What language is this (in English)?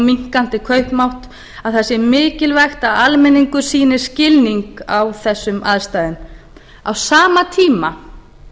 Icelandic